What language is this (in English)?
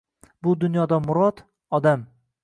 Uzbek